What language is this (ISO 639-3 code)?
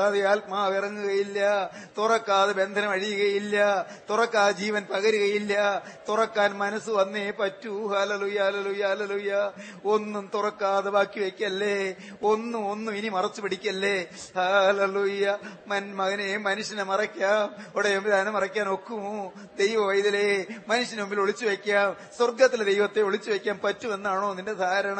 mal